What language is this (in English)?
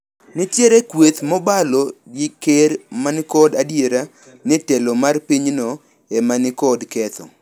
Luo (Kenya and Tanzania)